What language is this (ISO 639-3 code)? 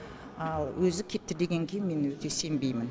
kaz